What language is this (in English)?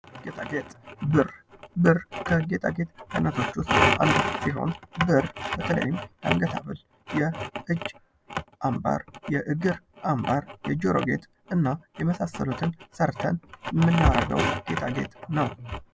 Amharic